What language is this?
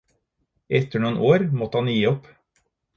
Norwegian Bokmål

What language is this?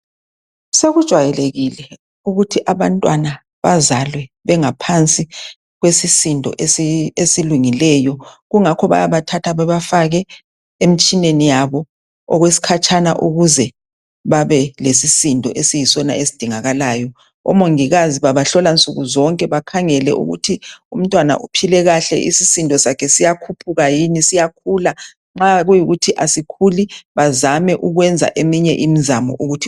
North Ndebele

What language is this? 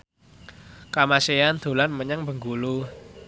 Javanese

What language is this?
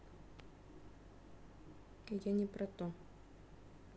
Russian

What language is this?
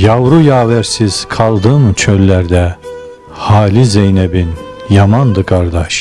Turkish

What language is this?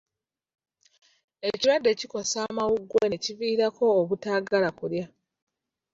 Ganda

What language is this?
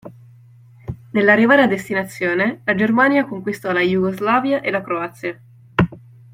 Italian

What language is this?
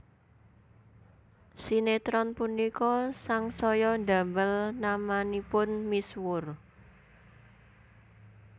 Javanese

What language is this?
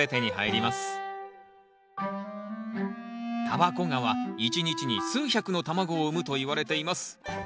Japanese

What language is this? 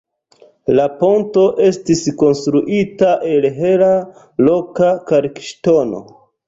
Esperanto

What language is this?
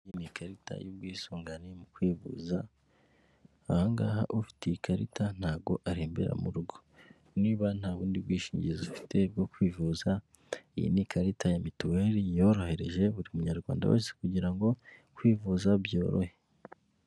Kinyarwanda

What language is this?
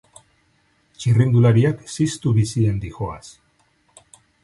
Basque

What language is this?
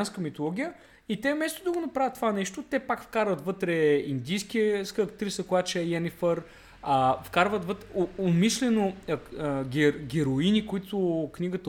Bulgarian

